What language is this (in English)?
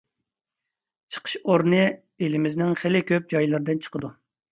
Uyghur